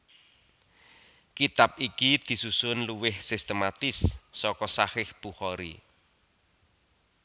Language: Javanese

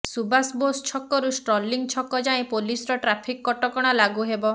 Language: Odia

